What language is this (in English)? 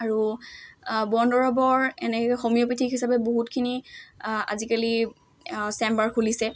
Assamese